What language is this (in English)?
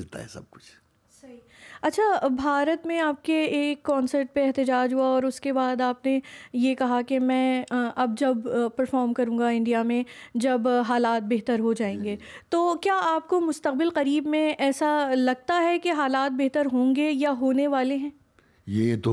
Urdu